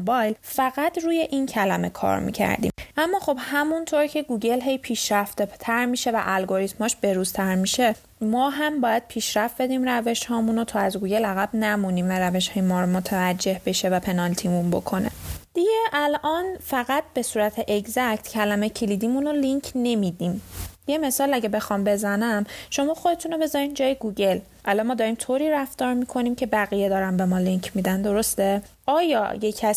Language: Persian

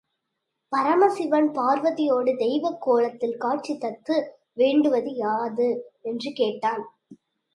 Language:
Tamil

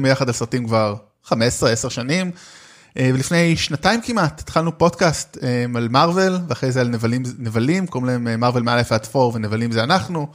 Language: Hebrew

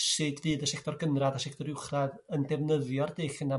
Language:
Welsh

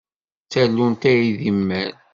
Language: Kabyle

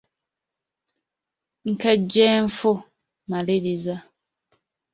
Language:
Ganda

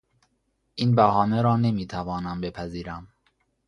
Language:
Persian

